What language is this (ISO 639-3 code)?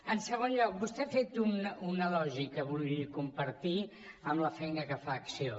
cat